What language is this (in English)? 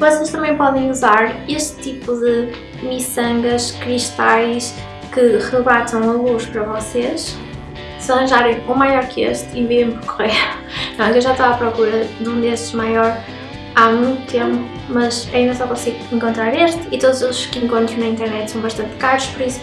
Portuguese